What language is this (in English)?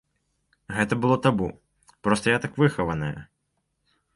Belarusian